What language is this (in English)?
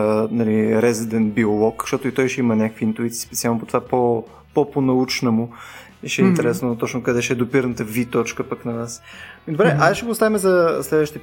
Bulgarian